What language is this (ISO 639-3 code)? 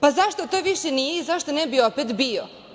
srp